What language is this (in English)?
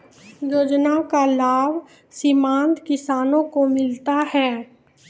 Maithili